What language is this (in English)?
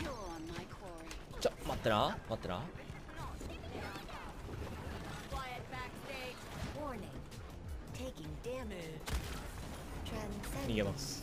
Japanese